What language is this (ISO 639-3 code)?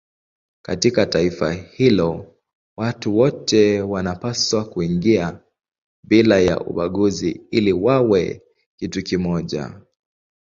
swa